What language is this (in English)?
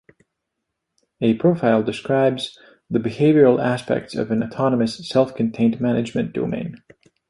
English